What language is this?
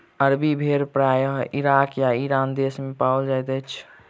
Maithili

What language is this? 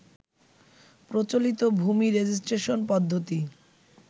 Bangla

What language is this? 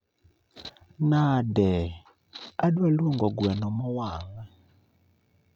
Luo (Kenya and Tanzania)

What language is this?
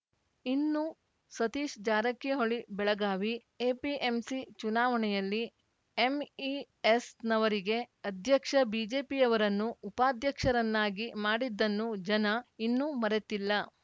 Kannada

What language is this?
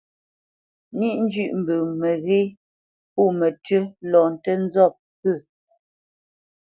Bamenyam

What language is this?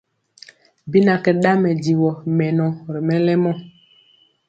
Mpiemo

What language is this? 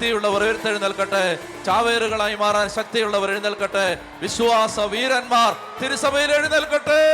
Malayalam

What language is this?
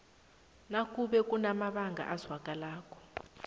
South Ndebele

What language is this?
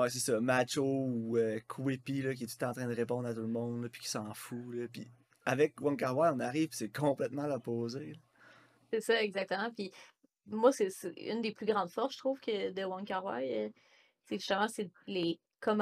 French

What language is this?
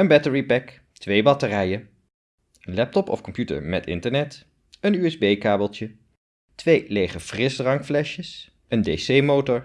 Dutch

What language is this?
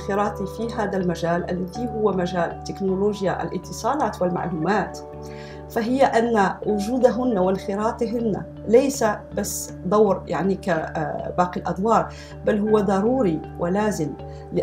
Arabic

